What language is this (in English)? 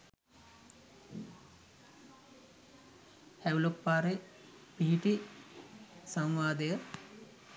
Sinhala